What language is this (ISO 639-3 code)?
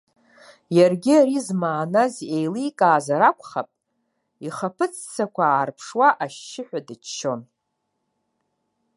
abk